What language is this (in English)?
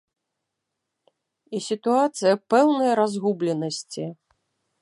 Belarusian